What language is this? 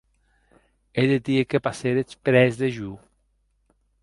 Occitan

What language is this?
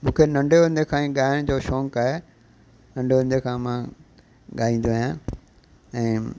Sindhi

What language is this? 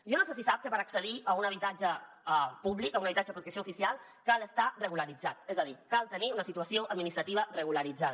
Catalan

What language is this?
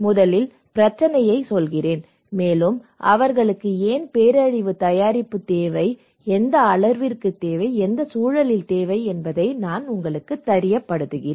Tamil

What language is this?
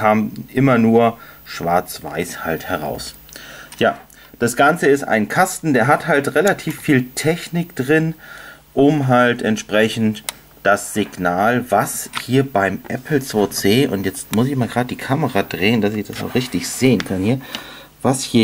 German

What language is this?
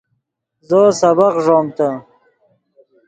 Yidgha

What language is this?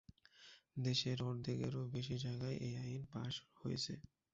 Bangla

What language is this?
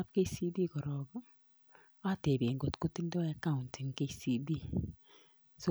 Kalenjin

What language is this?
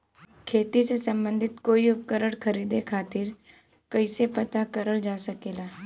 Bhojpuri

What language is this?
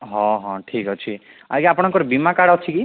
Odia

